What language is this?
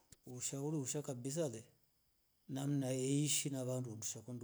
Rombo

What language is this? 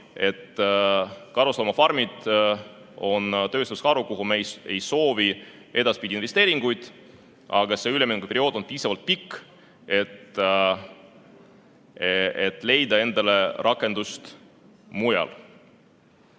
Estonian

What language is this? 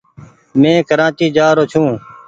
Goaria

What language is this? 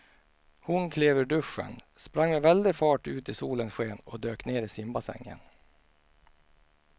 Swedish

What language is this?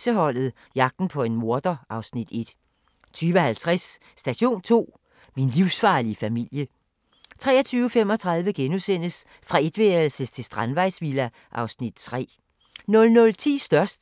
Danish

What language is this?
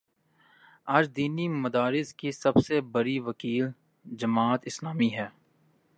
Urdu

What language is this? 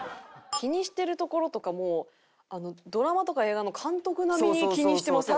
Japanese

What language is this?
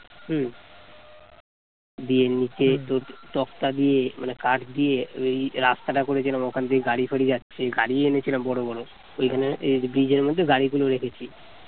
Bangla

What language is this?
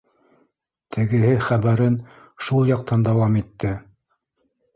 Bashkir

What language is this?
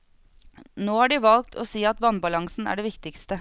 Norwegian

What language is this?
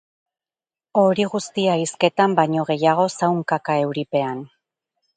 Basque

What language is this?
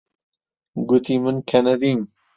Central Kurdish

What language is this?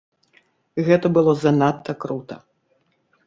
Belarusian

